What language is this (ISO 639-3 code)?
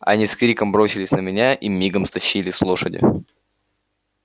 rus